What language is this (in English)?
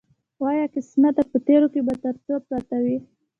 Pashto